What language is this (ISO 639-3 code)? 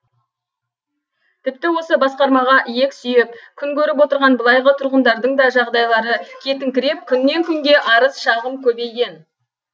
kaz